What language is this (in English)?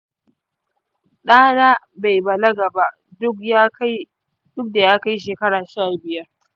Hausa